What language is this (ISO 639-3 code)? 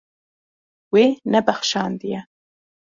kur